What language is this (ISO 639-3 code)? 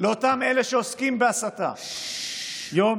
heb